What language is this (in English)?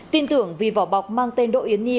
Vietnamese